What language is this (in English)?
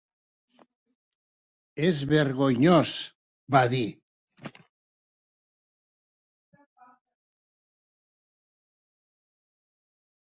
Catalan